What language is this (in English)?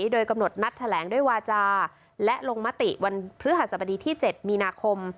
Thai